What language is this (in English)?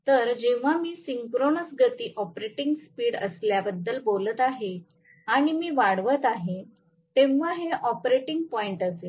Marathi